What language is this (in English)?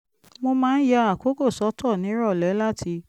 Yoruba